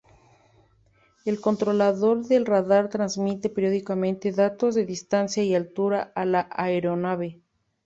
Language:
Spanish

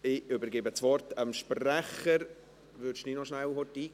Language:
Swiss German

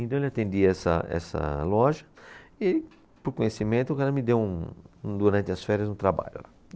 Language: Portuguese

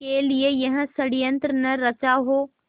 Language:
Hindi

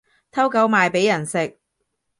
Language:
Cantonese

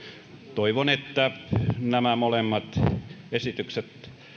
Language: Finnish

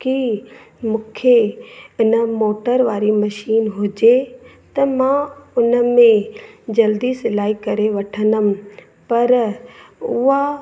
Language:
Sindhi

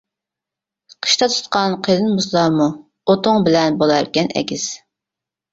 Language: Uyghur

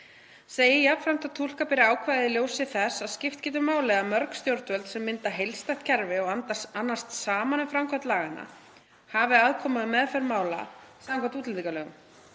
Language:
Icelandic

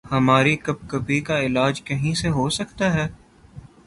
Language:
Urdu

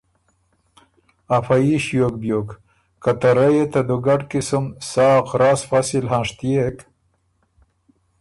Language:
Ormuri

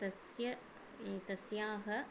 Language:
Sanskrit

